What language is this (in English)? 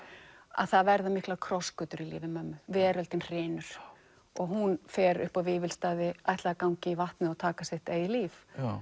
Icelandic